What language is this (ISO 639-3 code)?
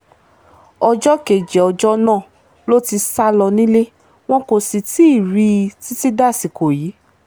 yor